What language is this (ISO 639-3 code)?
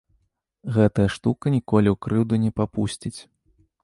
bel